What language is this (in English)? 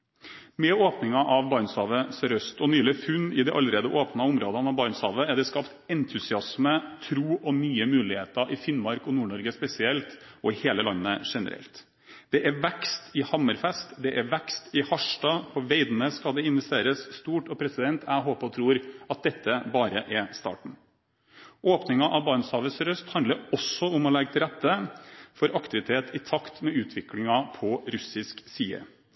Norwegian Bokmål